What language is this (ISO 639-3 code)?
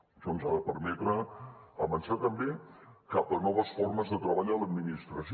cat